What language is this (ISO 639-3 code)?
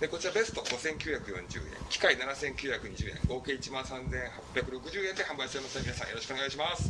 jpn